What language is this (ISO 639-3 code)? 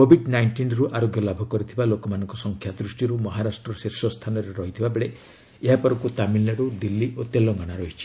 ori